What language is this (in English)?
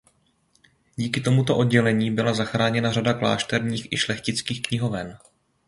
Czech